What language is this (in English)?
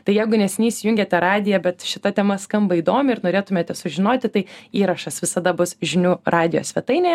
Lithuanian